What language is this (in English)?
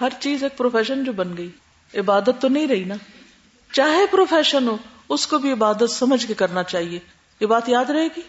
Urdu